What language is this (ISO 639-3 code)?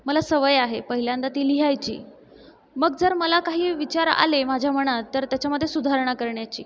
mar